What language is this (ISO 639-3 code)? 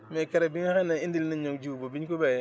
wol